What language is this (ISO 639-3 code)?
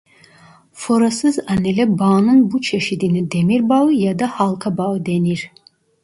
tur